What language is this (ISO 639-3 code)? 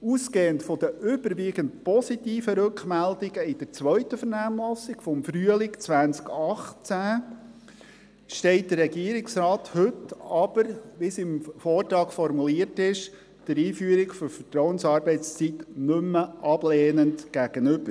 gsw